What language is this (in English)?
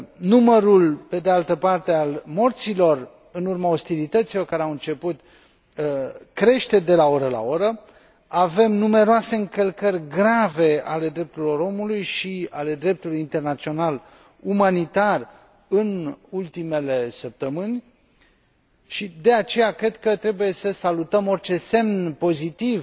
Romanian